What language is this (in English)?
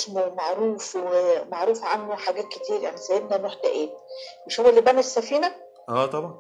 Arabic